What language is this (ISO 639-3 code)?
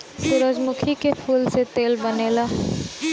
bho